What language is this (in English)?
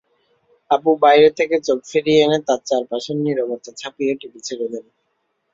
Bangla